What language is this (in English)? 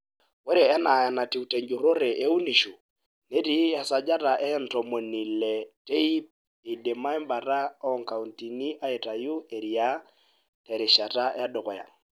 Masai